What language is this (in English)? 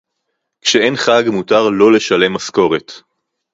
Hebrew